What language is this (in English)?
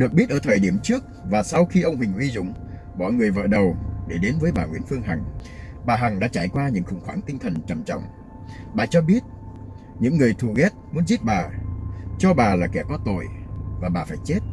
Vietnamese